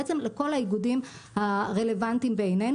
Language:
Hebrew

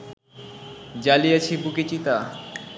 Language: Bangla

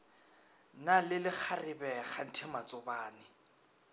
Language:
Northern Sotho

